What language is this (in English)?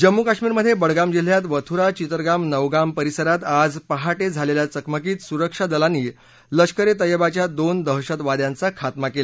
Marathi